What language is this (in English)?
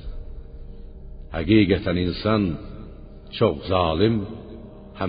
Persian